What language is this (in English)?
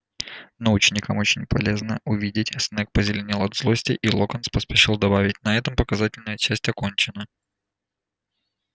Russian